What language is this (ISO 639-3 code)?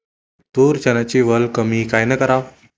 mar